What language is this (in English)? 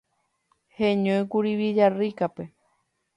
Guarani